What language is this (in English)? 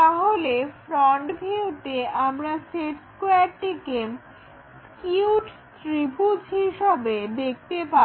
Bangla